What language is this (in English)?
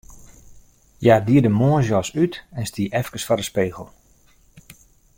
Western Frisian